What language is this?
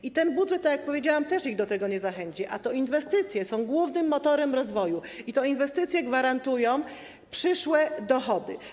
Polish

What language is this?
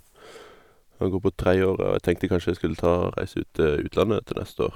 Norwegian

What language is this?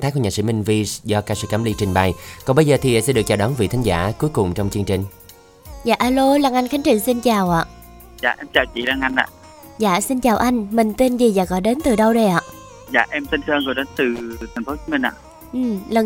Vietnamese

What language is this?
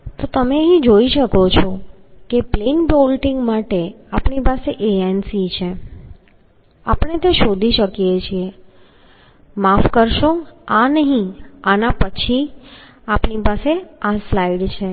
Gujarati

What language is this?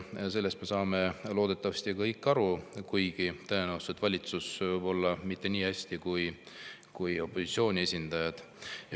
Estonian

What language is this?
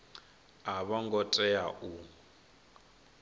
Venda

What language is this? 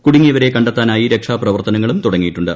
Malayalam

